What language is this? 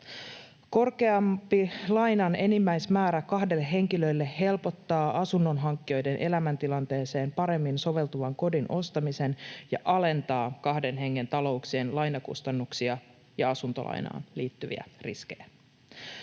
Finnish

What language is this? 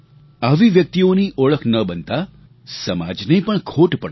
Gujarati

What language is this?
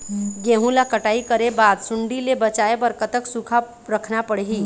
Chhattisgarhi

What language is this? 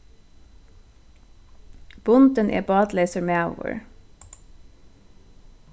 Faroese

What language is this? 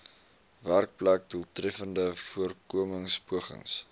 Afrikaans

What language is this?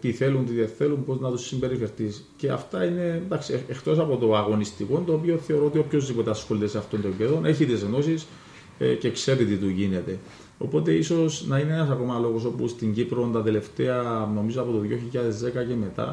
Greek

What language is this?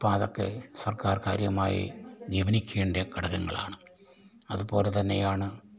Malayalam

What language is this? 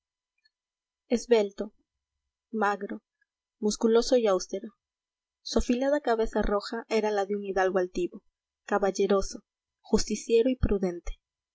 Spanish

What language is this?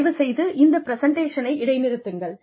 Tamil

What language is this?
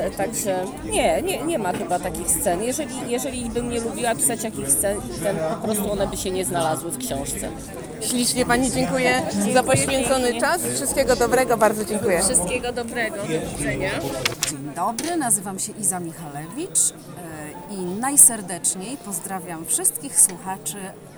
Polish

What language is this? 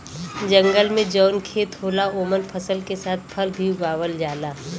Bhojpuri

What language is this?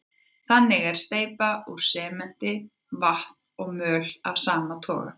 Icelandic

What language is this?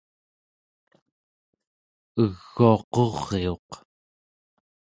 Central Yupik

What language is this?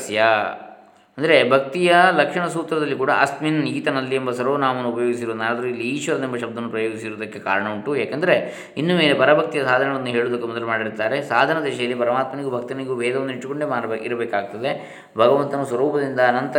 Kannada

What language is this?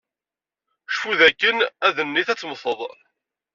Kabyle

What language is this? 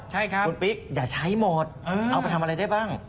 Thai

